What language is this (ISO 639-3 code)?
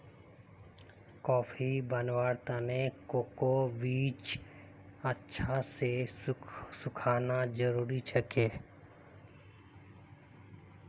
mag